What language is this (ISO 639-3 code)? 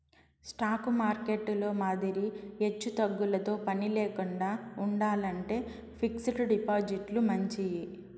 tel